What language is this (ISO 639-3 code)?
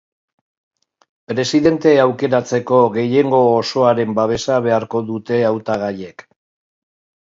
eus